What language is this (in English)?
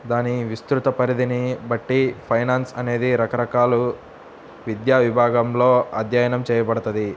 Telugu